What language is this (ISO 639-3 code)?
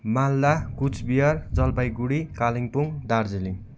nep